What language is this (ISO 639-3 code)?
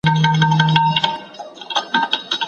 pus